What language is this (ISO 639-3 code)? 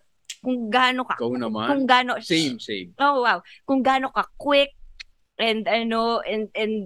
fil